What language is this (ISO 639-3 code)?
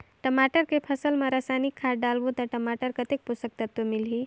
hne